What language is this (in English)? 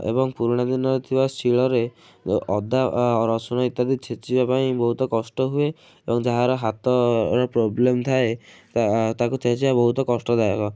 Odia